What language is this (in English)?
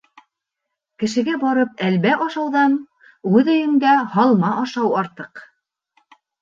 Bashkir